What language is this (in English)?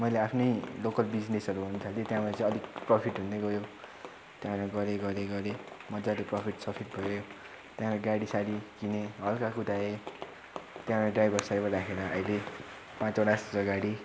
Nepali